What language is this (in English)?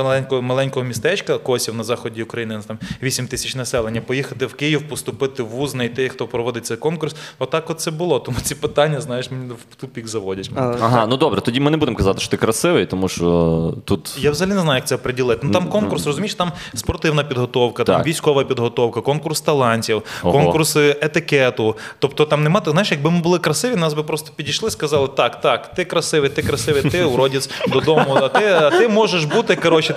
Ukrainian